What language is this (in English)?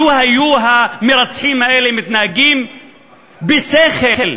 Hebrew